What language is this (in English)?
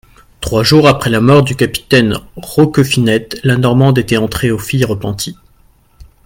French